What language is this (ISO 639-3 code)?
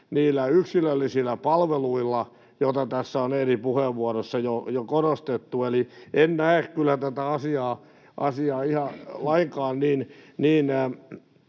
fin